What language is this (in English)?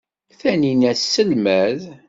Kabyle